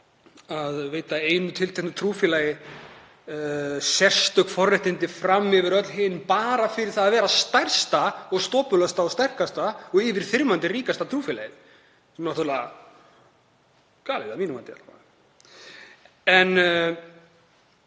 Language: Icelandic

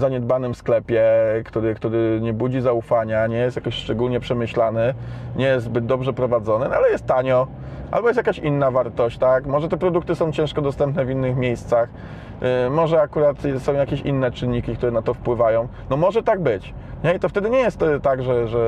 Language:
Polish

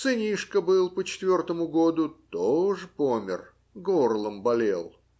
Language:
Russian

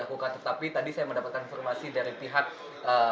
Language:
Indonesian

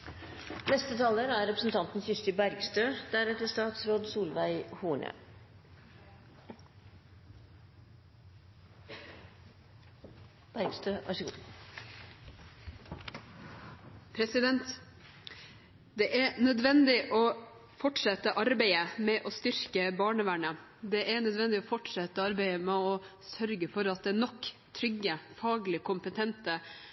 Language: Norwegian Bokmål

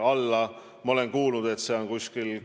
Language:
Estonian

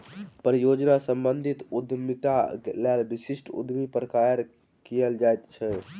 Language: Maithili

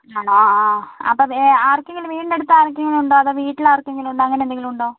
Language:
Malayalam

